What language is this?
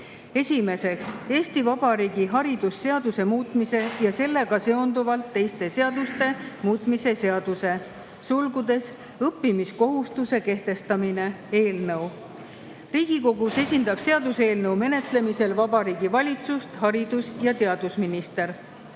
Estonian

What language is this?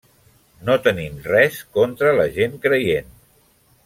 Catalan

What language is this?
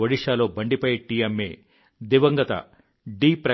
Telugu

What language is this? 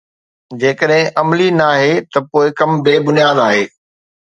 Sindhi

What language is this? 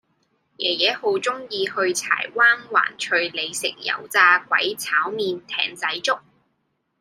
Cantonese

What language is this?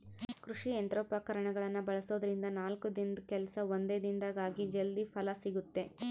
Kannada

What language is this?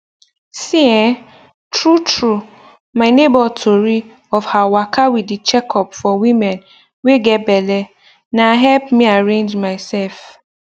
Nigerian Pidgin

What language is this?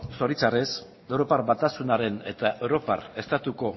Basque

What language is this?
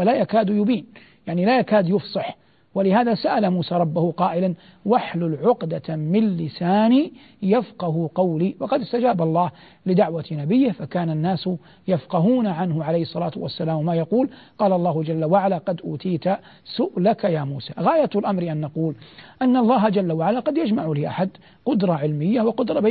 Arabic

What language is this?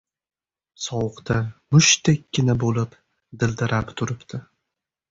Uzbek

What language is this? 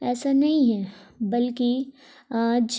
Urdu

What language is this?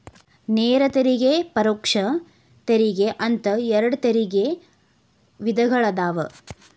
Kannada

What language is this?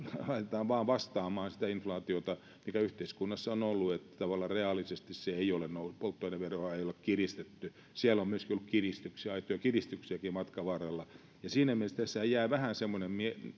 Finnish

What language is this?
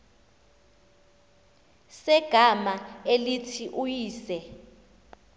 Xhosa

